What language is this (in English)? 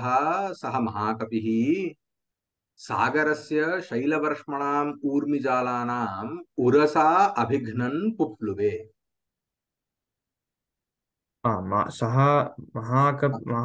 Hindi